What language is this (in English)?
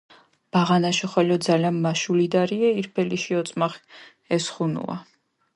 Mingrelian